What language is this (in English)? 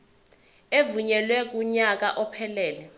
Zulu